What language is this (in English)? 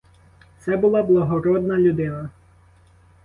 Ukrainian